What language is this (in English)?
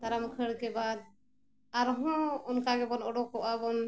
Santali